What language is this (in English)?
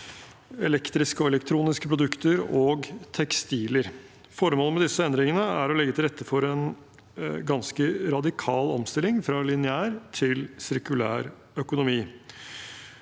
Norwegian